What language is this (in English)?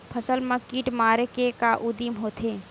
Chhattisgarhi